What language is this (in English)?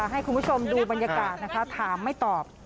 Thai